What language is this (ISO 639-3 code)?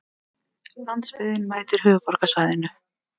isl